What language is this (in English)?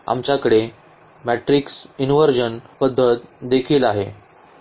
Marathi